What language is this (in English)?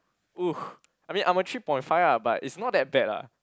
English